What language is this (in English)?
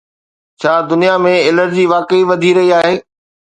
Sindhi